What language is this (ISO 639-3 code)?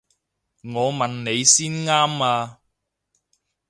yue